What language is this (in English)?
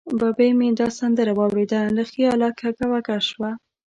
Pashto